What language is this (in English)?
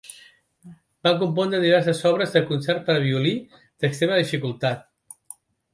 Catalan